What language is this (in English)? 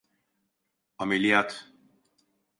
Turkish